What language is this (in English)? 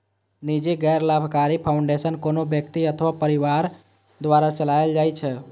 Maithili